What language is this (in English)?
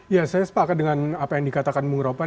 Indonesian